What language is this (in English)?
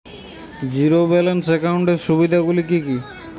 Bangla